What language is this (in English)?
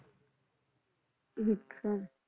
Punjabi